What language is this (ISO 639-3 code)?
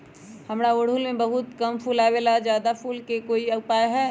mag